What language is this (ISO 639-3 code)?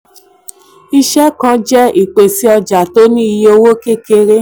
yor